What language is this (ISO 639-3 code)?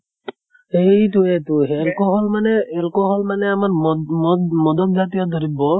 asm